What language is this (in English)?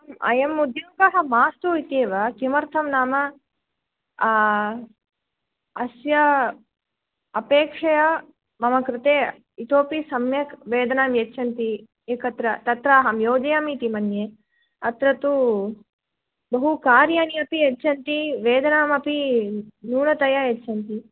Sanskrit